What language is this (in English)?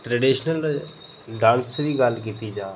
Dogri